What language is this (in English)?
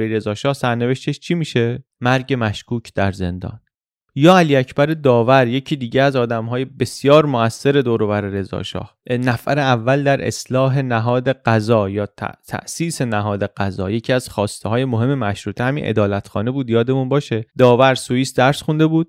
Persian